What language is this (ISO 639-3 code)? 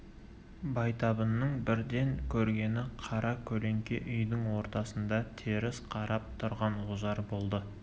kaz